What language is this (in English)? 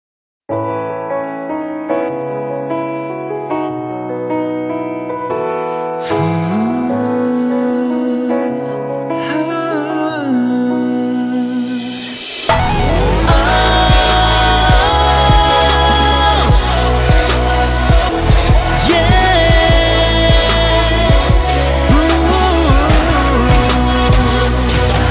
Thai